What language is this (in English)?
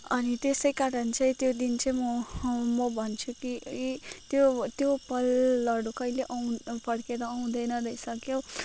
Nepali